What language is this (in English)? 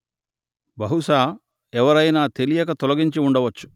Telugu